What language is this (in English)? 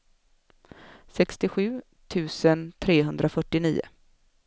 Swedish